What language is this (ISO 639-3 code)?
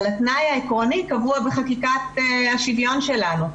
heb